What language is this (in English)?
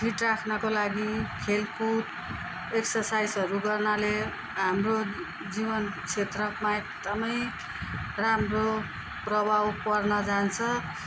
Nepali